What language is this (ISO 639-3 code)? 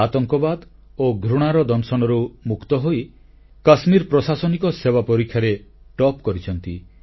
ori